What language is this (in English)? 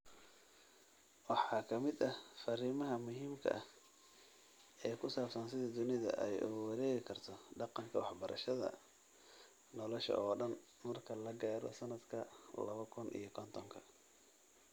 Somali